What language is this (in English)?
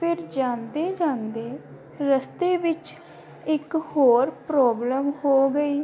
Punjabi